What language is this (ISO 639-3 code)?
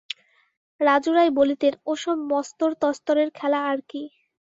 ben